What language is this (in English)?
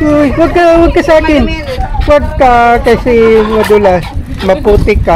Filipino